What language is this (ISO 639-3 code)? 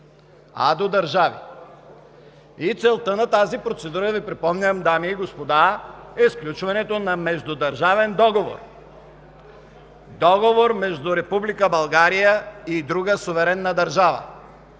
bul